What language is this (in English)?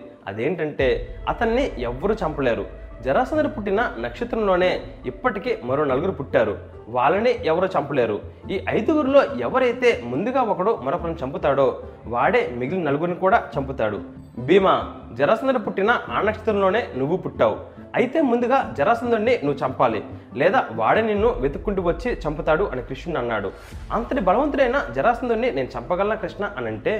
Telugu